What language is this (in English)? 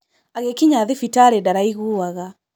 Kikuyu